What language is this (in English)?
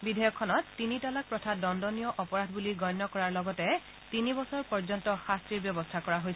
Assamese